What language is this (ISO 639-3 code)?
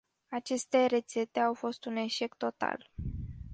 ron